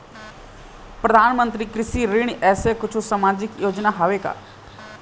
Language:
Chhattisgarhi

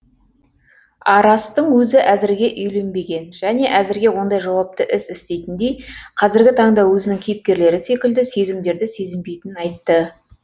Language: Kazakh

